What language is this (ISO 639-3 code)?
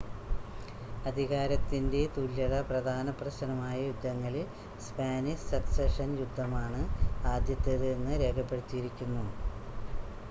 mal